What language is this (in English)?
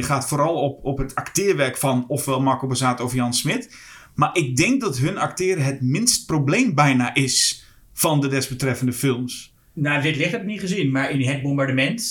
Dutch